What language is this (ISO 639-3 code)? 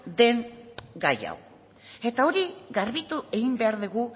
eus